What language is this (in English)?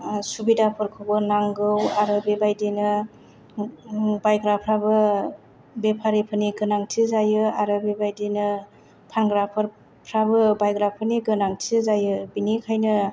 Bodo